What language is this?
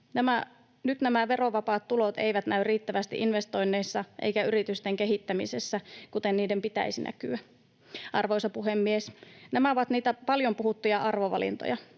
Finnish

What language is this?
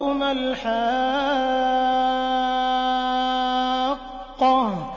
Arabic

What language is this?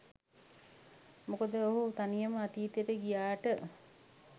Sinhala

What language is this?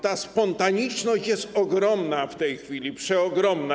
Polish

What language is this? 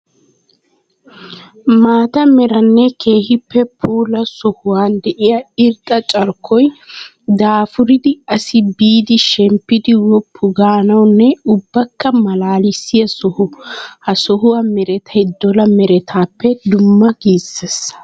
Wolaytta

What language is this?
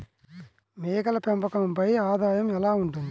Telugu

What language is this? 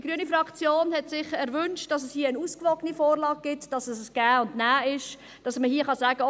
Swiss German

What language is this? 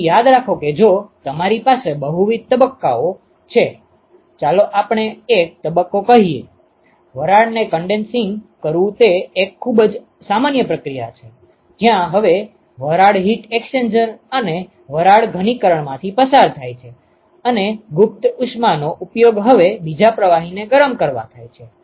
Gujarati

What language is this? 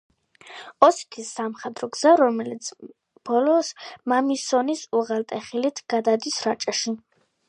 Georgian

